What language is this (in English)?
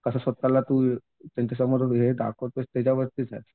Marathi